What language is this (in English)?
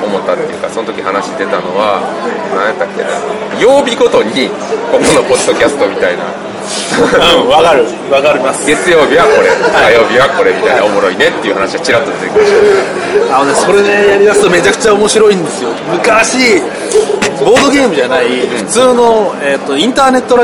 Japanese